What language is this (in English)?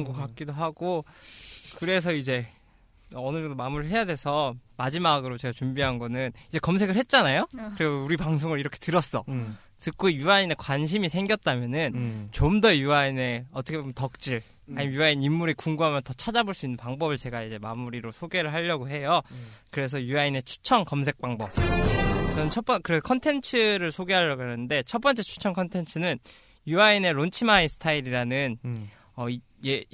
Korean